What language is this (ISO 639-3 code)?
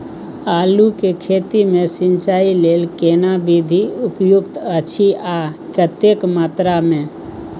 mai